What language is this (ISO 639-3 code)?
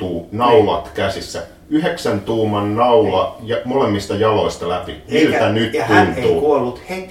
fin